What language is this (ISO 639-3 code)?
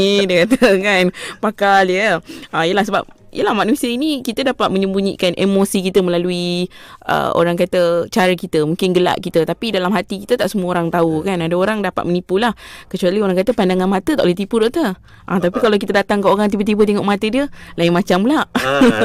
msa